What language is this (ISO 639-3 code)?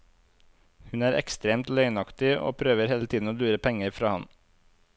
nor